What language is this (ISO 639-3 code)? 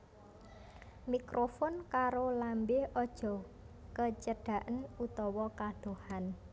jav